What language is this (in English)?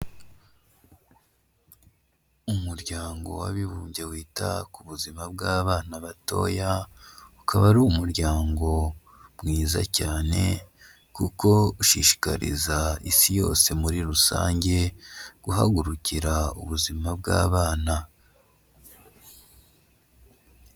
Kinyarwanda